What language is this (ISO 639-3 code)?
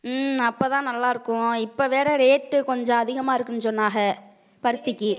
tam